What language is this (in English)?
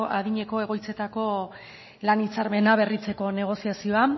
Basque